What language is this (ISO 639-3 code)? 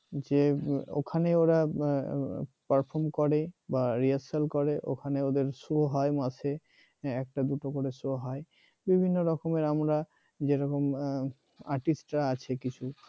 ben